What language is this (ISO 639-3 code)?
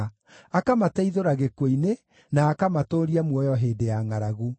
kik